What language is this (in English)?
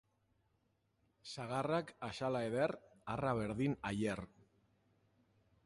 Basque